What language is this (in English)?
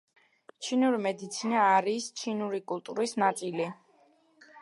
Georgian